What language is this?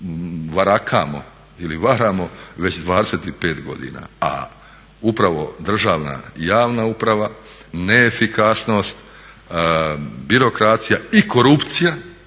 Croatian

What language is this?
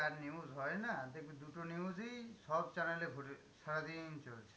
Bangla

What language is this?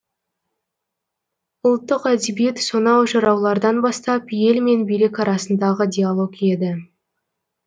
Kazakh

